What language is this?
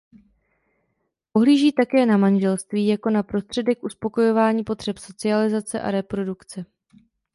Czech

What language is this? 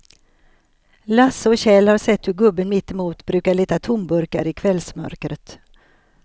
Swedish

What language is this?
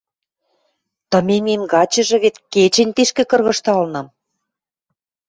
Western Mari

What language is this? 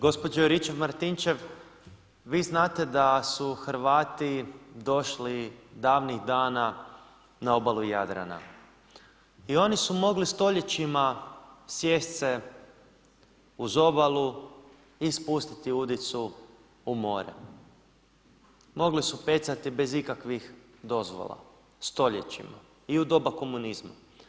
Croatian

